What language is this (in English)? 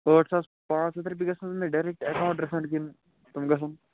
Kashmiri